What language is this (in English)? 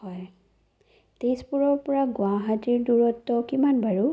Assamese